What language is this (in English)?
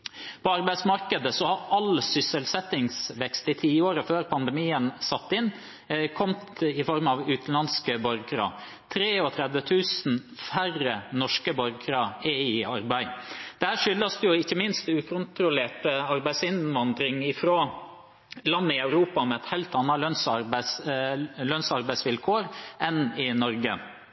Norwegian Bokmål